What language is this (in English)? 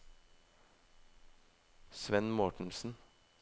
Norwegian